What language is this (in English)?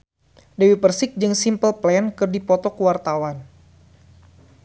Sundanese